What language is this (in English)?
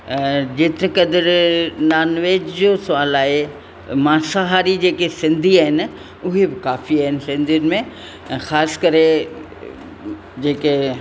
Sindhi